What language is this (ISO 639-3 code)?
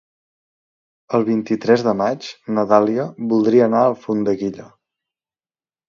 cat